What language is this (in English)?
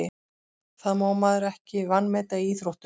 Icelandic